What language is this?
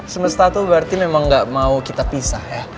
Indonesian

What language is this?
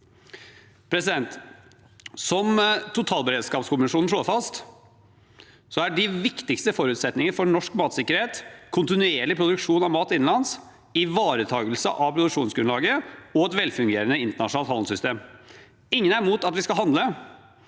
Norwegian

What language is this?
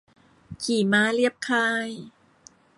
Thai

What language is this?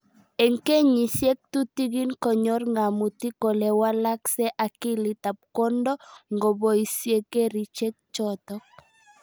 Kalenjin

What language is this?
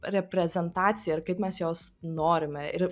Lithuanian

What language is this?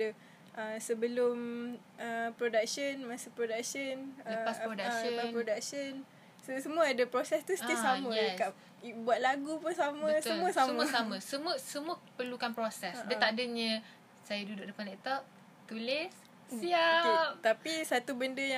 Malay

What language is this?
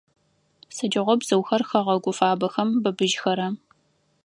Adyghe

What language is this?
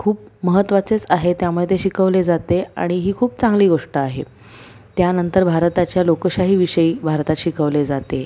Marathi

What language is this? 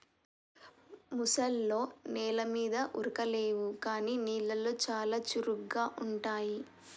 Telugu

